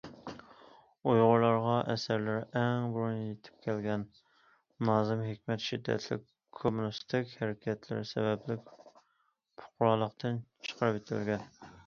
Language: Uyghur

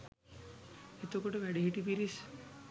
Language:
Sinhala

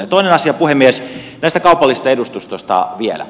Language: Finnish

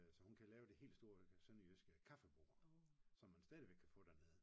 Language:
Danish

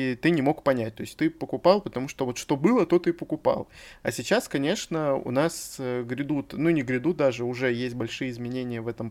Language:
Russian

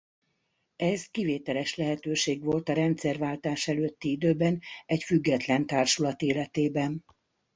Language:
Hungarian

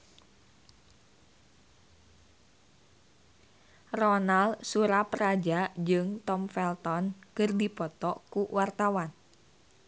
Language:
Sundanese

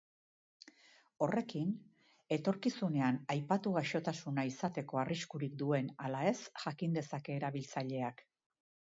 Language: Basque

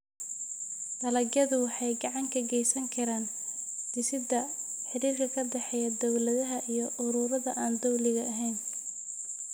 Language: Somali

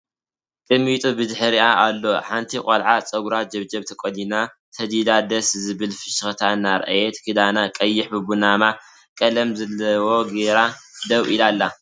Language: Tigrinya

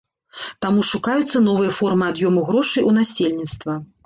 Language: Belarusian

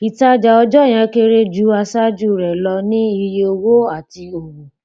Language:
Yoruba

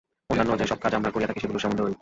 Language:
Bangla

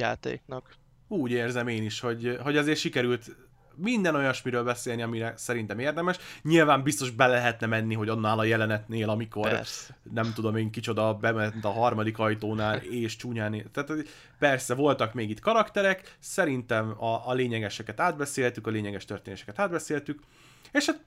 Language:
Hungarian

